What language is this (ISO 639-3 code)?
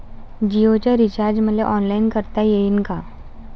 mar